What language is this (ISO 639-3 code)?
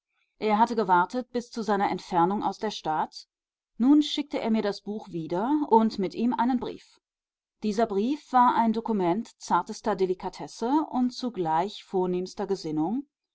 deu